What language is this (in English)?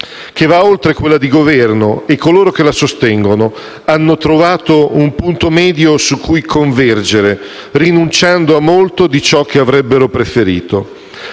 Italian